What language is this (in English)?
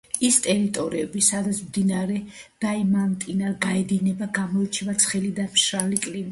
Georgian